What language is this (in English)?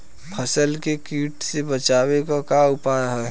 Bhojpuri